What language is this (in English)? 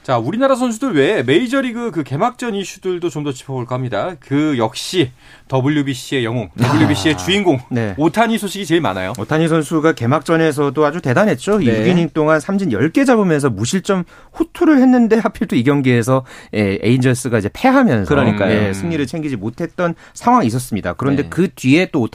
Korean